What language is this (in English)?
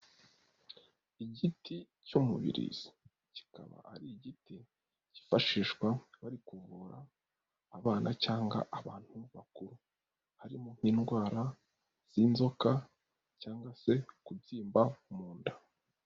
Kinyarwanda